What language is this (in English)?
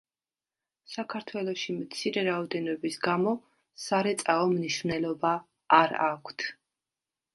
Georgian